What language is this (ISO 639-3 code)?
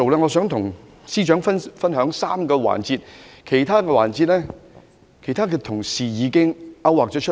yue